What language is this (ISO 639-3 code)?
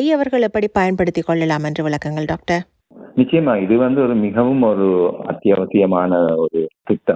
tam